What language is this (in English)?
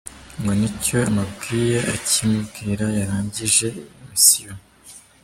Kinyarwanda